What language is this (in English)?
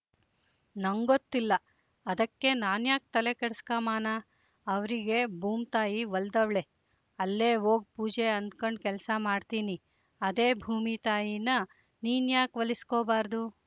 Kannada